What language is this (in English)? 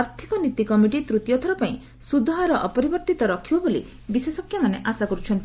Odia